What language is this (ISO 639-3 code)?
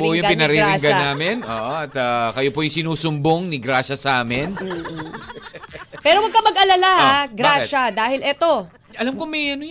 fil